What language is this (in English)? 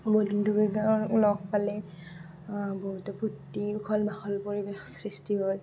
Assamese